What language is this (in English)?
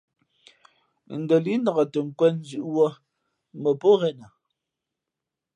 Fe'fe'